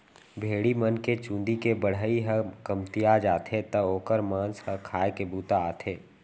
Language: Chhattisgarhi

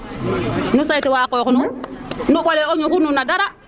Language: Serer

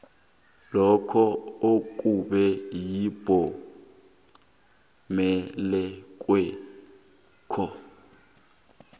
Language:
South Ndebele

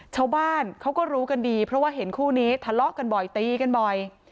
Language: Thai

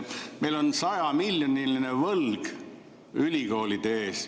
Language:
Estonian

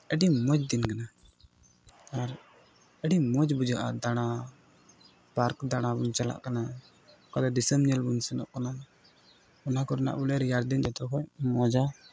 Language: Santali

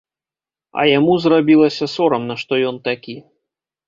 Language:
Belarusian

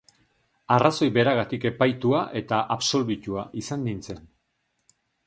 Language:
Basque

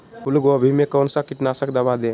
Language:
Magahi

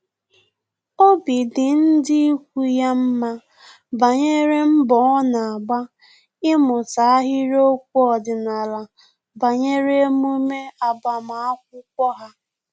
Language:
Igbo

